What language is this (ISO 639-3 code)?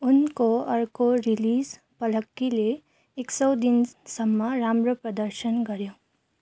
nep